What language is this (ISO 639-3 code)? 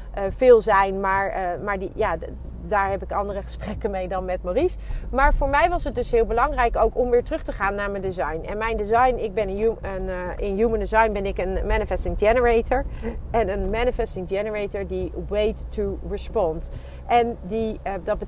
nld